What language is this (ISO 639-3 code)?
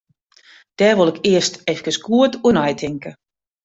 fry